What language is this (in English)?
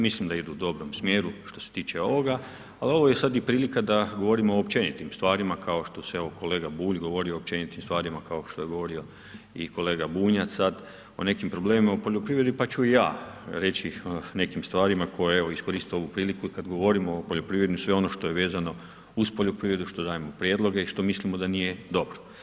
Croatian